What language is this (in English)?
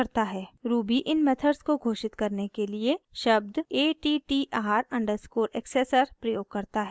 Hindi